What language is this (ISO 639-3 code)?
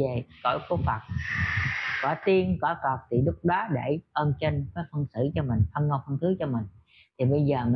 vie